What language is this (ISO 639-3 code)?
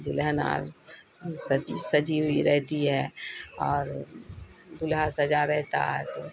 urd